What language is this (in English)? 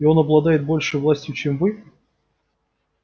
Russian